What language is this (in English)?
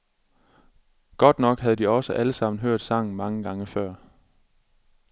Danish